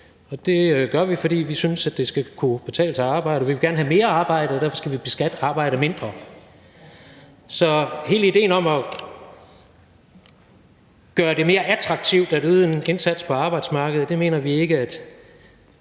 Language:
Danish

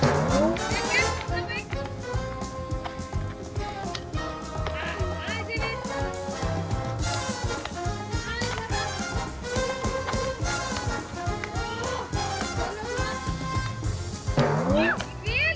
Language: Icelandic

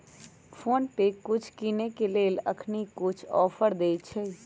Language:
Magahi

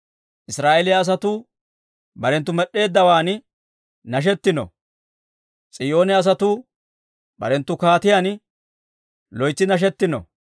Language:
Dawro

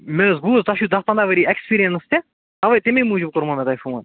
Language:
Kashmiri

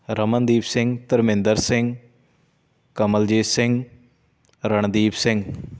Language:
Punjabi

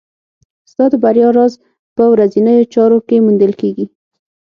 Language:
Pashto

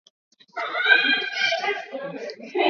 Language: Swahili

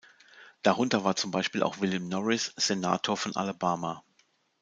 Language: German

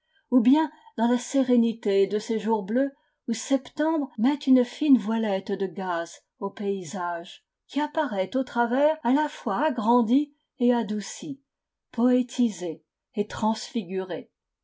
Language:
French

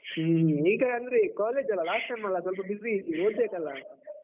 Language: Kannada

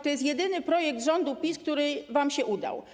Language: Polish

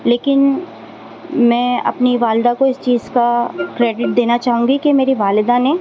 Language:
Urdu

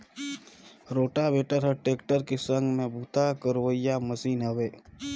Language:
Chhattisgarhi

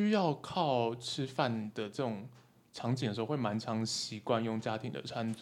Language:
Chinese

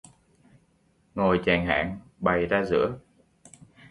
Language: Vietnamese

